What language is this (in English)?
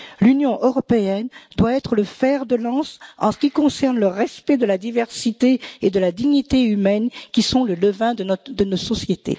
French